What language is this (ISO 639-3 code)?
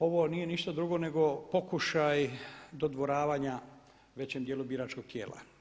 hrv